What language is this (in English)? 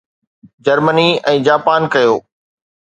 Sindhi